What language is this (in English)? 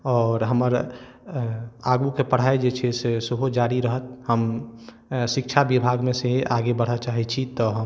Maithili